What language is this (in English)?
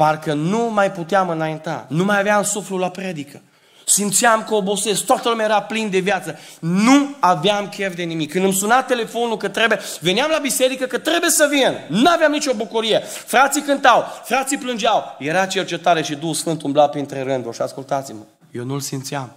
Romanian